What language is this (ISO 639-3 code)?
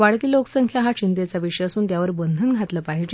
mar